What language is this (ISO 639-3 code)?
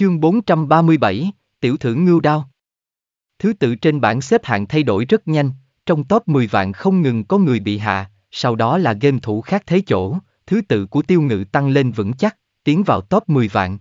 vie